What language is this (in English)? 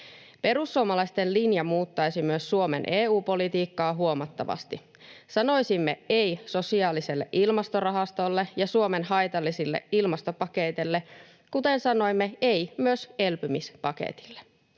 Finnish